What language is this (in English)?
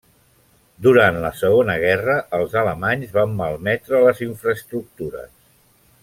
Catalan